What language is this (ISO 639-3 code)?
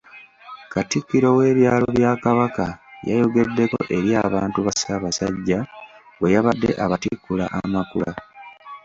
lug